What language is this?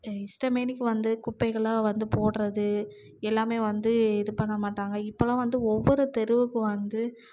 Tamil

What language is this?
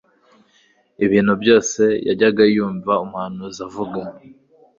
Kinyarwanda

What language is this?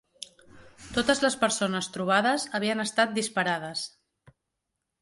Catalan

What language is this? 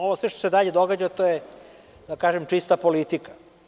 Serbian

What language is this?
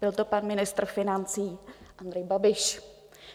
Czech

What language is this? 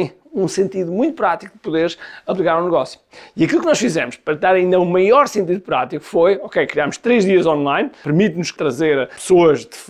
Portuguese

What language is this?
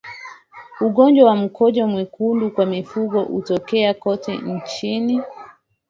Swahili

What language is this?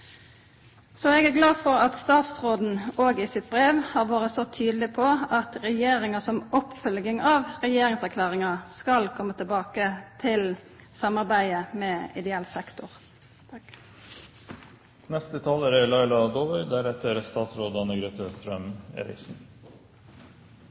Norwegian Nynorsk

